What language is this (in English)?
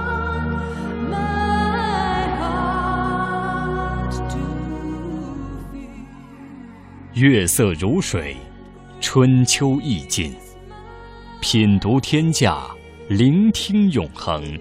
Chinese